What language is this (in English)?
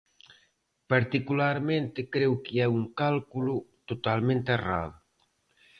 Galician